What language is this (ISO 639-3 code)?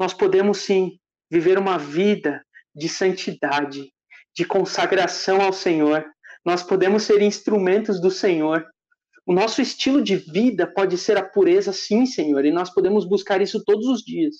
por